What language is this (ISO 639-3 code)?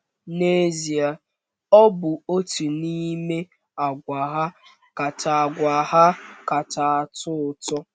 ibo